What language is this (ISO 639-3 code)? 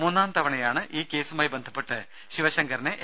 mal